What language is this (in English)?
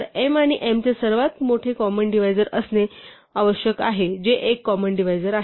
Marathi